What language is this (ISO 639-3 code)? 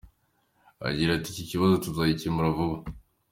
kin